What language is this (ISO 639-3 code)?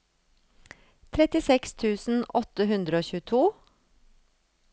nor